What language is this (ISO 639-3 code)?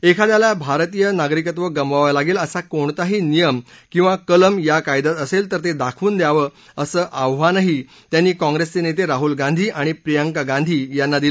mar